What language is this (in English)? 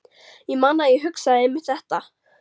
Icelandic